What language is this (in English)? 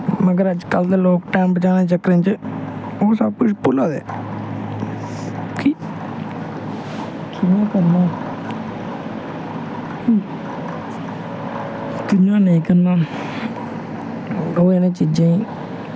Dogri